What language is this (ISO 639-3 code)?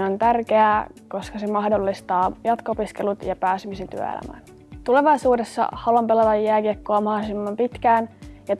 fin